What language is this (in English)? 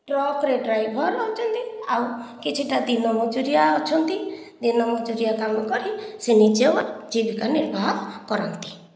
Odia